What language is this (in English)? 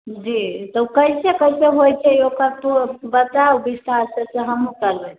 Maithili